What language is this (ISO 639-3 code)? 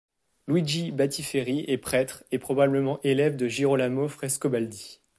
fra